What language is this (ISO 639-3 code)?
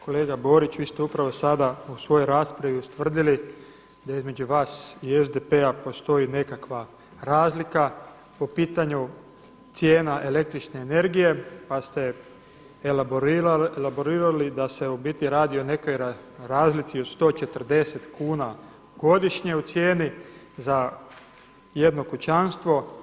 hrv